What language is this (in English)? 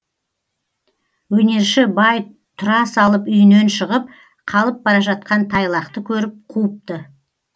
Kazakh